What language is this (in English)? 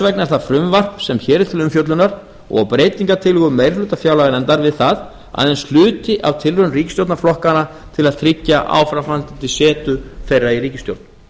Icelandic